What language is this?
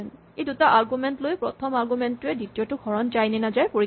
Assamese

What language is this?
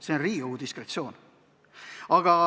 Estonian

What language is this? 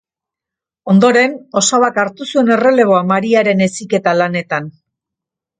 Basque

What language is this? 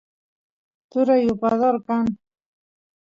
Santiago del Estero Quichua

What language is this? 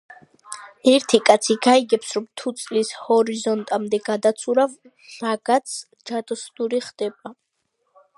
Georgian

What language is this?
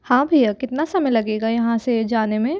Hindi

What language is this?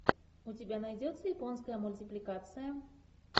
Russian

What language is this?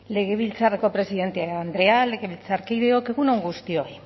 Basque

